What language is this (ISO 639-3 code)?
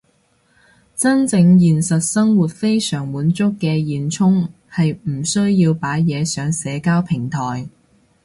yue